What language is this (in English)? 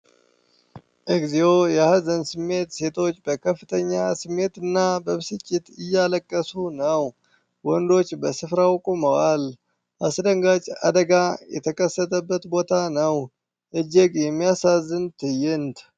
Amharic